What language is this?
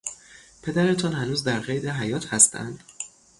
Persian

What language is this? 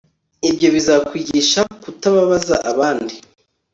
Kinyarwanda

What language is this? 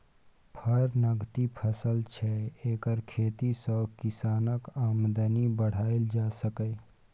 Maithili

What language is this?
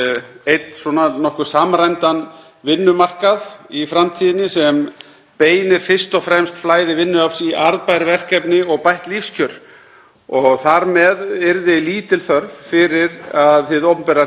Icelandic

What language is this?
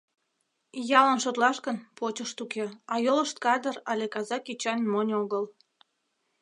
Mari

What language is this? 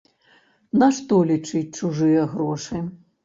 Belarusian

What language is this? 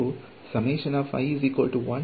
Kannada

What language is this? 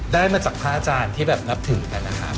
Thai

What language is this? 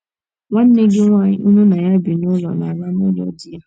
Igbo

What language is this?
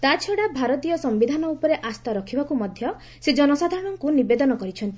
Odia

